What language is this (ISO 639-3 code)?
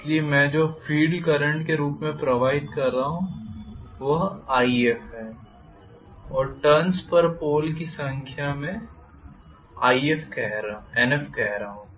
hin